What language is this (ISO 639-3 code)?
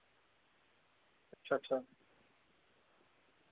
doi